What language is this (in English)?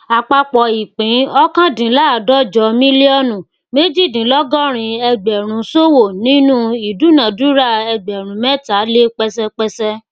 Yoruba